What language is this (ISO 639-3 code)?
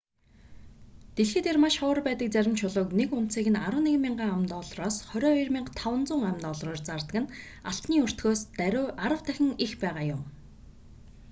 mon